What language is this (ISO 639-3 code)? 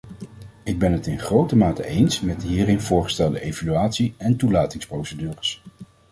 nld